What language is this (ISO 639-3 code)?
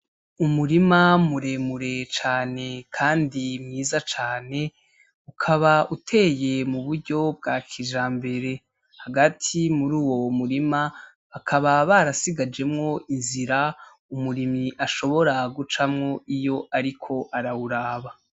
run